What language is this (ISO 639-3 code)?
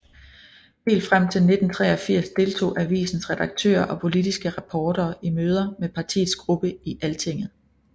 dan